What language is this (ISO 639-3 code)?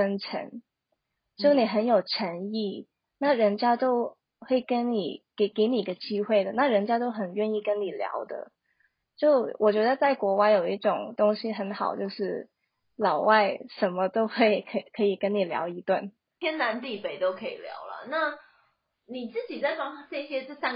zho